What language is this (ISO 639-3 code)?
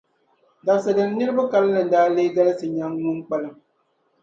dag